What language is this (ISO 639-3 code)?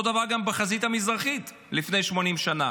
heb